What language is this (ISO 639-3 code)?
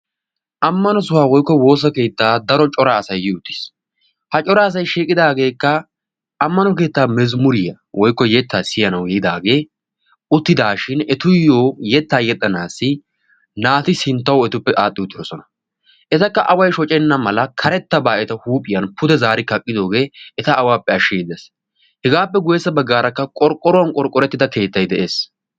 wal